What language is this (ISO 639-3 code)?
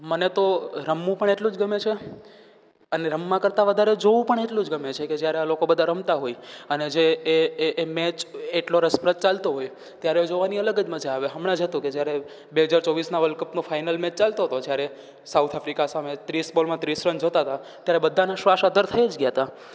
guj